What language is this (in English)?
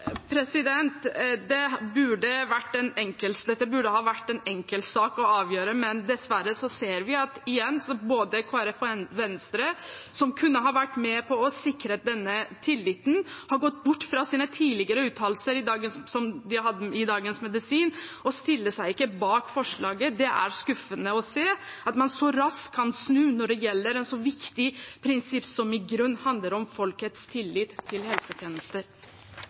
Norwegian Bokmål